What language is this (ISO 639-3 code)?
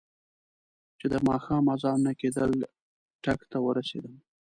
pus